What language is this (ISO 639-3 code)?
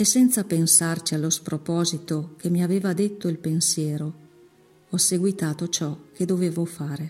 ita